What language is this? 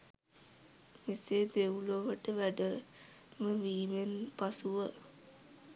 Sinhala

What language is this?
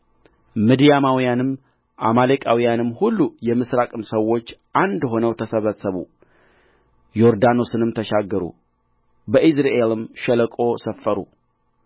Amharic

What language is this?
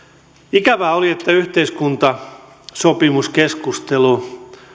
Finnish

